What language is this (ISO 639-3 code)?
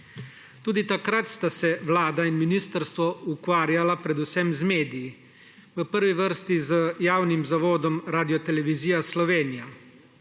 slv